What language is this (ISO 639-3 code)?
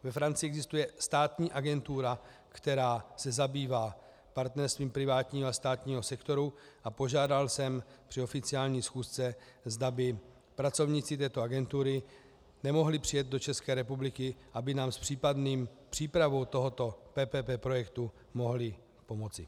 ces